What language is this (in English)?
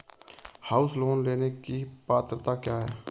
Hindi